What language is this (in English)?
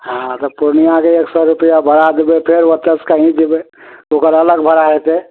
Maithili